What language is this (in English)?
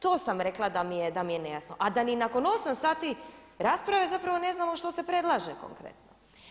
Croatian